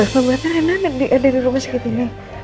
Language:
Indonesian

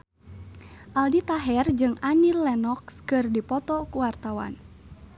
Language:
Sundanese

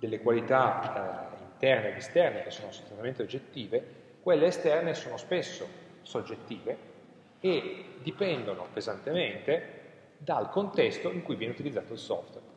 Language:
Italian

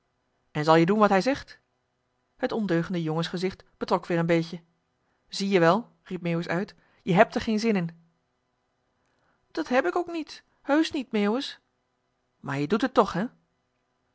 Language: Dutch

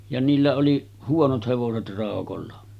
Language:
Finnish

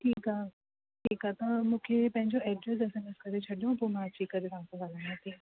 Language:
Sindhi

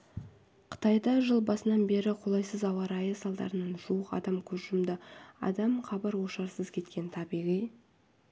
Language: Kazakh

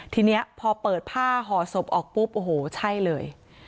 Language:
Thai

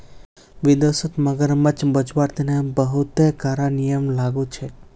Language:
Magahi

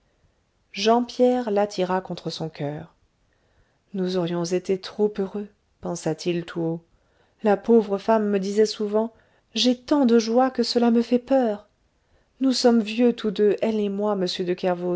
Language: French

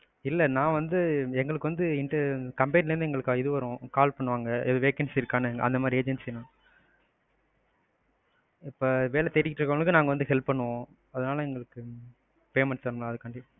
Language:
Tamil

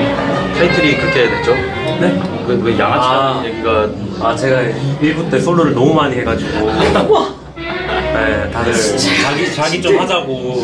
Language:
Korean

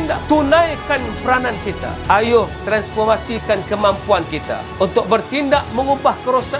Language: Malay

